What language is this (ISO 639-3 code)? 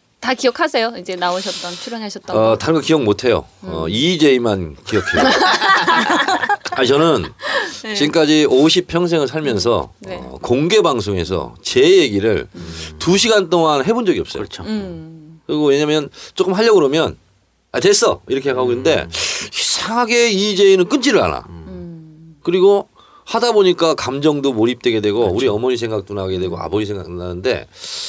kor